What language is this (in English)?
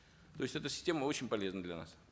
Kazakh